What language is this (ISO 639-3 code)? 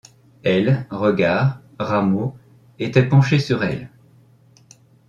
fra